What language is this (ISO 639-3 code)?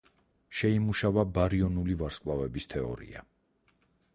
kat